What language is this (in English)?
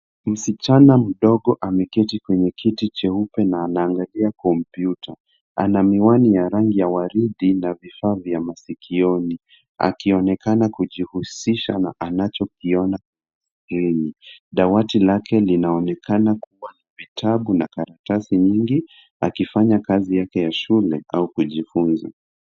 Swahili